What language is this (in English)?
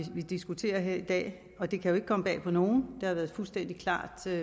Danish